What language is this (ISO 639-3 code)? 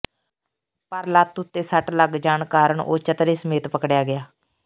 pan